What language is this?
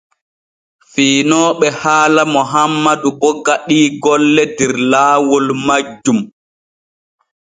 Borgu Fulfulde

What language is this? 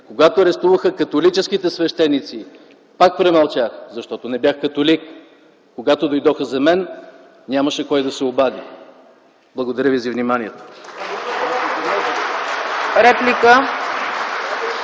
Bulgarian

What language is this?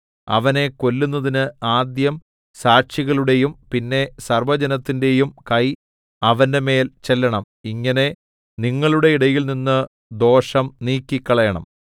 Malayalam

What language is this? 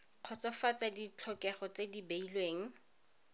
Tswana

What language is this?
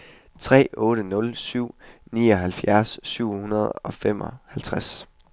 Danish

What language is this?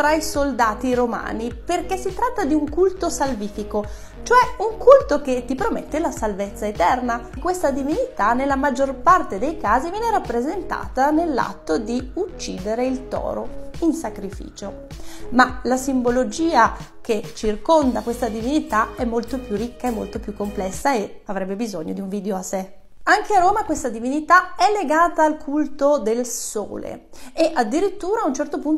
Italian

